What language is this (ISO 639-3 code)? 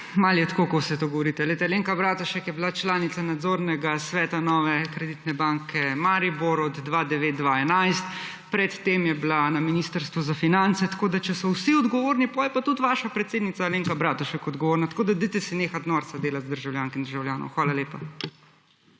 slv